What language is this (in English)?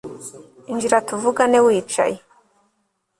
Kinyarwanda